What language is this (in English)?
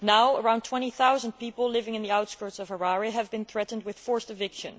English